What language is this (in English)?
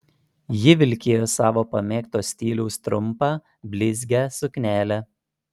Lithuanian